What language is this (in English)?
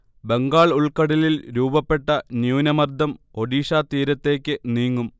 Malayalam